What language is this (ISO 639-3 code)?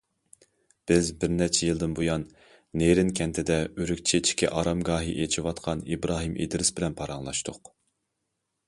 uig